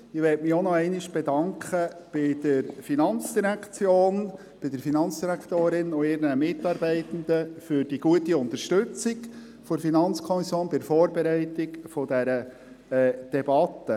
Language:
Swiss German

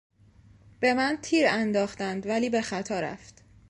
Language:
Persian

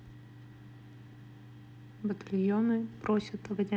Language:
Russian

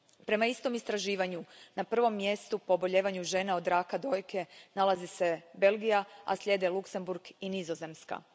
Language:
Croatian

